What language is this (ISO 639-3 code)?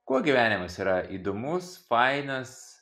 lit